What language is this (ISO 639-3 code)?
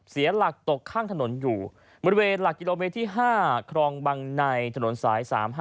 tha